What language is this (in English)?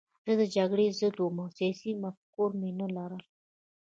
Pashto